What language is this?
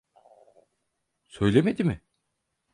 Turkish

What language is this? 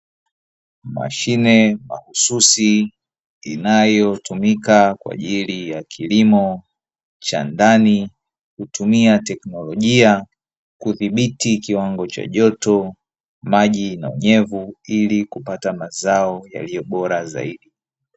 Swahili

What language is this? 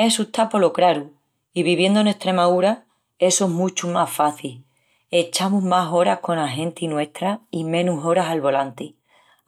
Extremaduran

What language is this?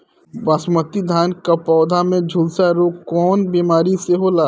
Bhojpuri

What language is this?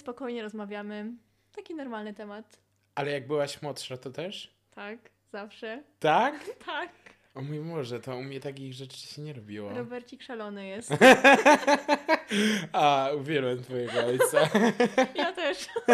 Polish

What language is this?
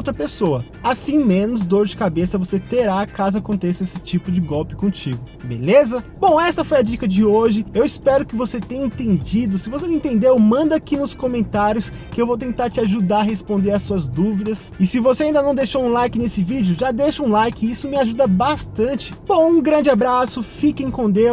Portuguese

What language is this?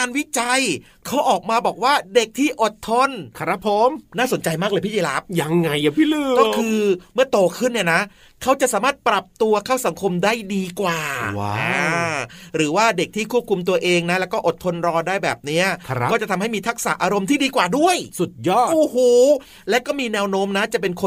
Thai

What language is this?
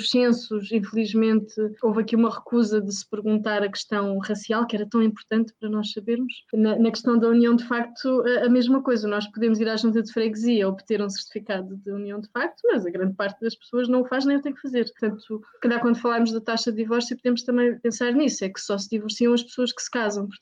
Portuguese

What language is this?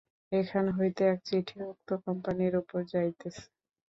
Bangla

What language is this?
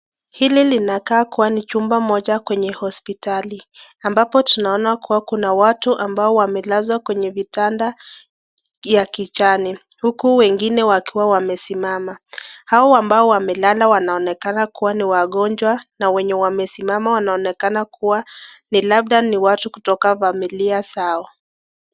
Swahili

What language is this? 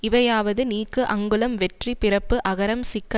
Tamil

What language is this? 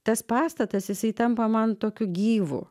Lithuanian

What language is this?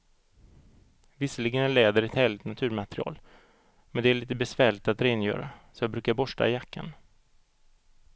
Swedish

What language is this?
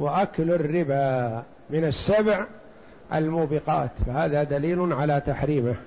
Arabic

